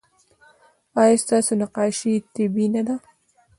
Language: Pashto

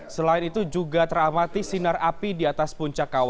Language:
Indonesian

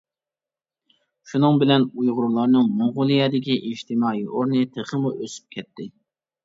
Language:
Uyghur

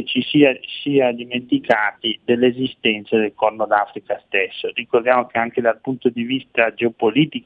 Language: Italian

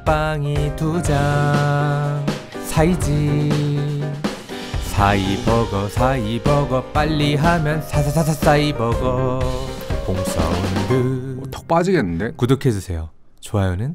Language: Korean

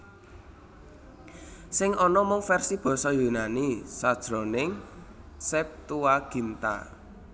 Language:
Javanese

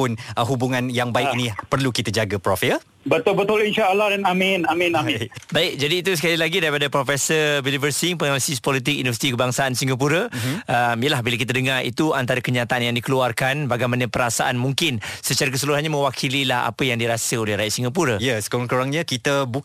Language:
Malay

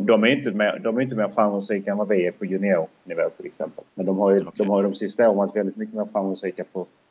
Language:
Swedish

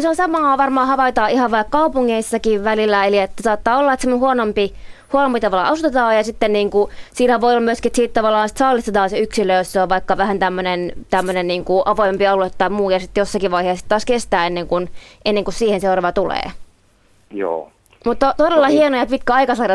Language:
Finnish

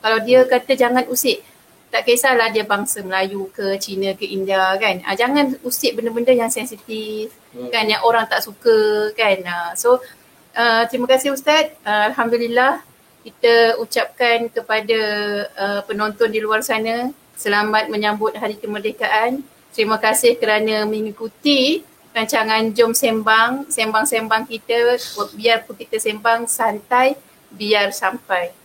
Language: Malay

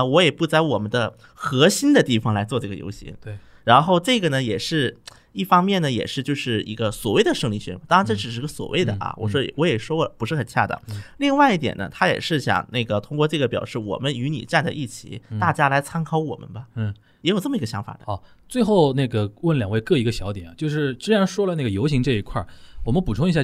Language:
Chinese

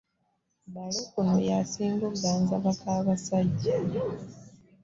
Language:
Ganda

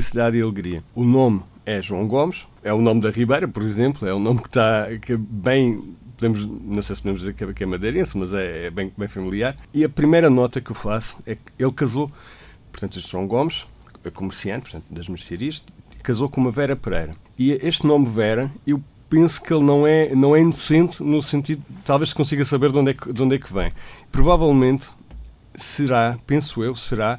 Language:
Portuguese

